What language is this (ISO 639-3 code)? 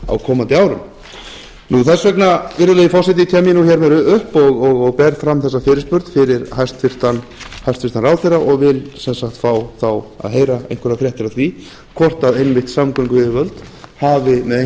isl